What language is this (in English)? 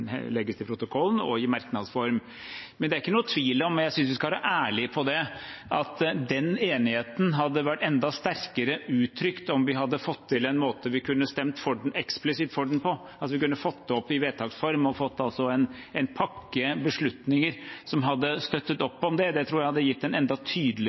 Norwegian Bokmål